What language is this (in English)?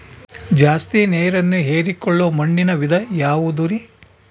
Kannada